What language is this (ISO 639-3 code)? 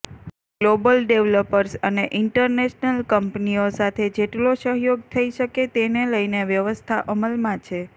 guj